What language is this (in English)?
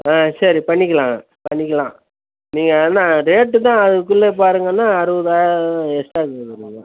Tamil